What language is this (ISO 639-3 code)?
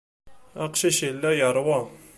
kab